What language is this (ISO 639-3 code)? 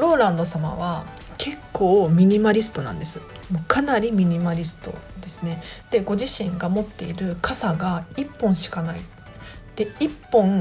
jpn